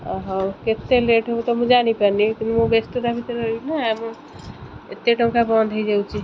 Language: Odia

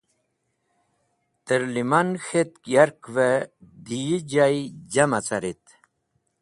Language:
Wakhi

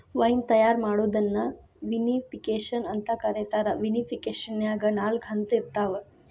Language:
Kannada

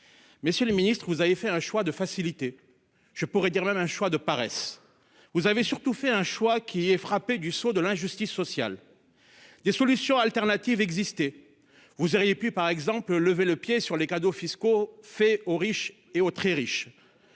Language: French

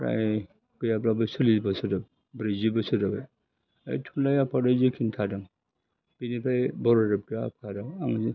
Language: Bodo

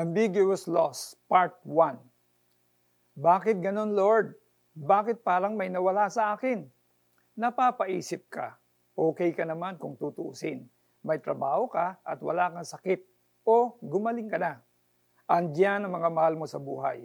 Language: Filipino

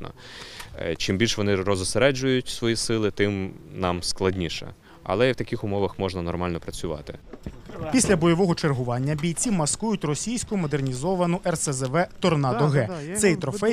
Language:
Ukrainian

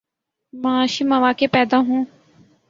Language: Urdu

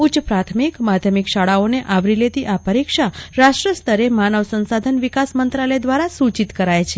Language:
Gujarati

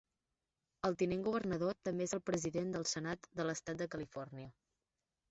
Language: Catalan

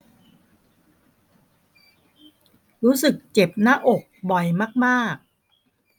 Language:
Thai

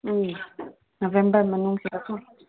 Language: Manipuri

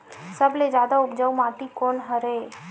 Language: Chhattisgarhi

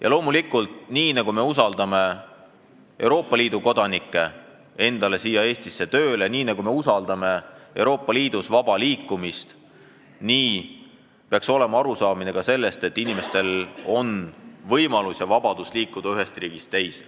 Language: Estonian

